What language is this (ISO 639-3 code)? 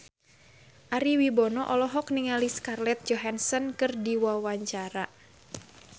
sun